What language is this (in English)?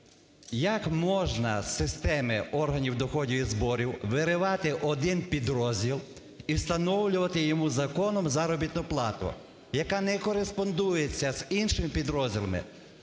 Ukrainian